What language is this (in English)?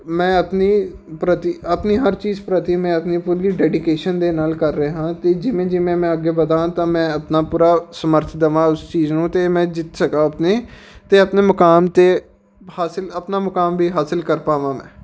Punjabi